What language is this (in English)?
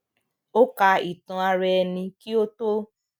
Yoruba